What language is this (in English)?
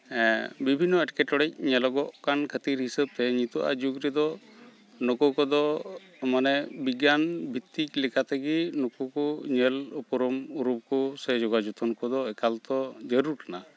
Santali